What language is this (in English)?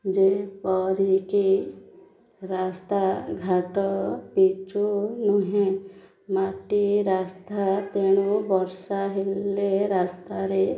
Odia